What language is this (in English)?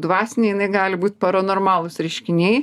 Lithuanian